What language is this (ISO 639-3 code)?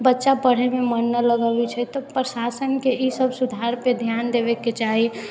mai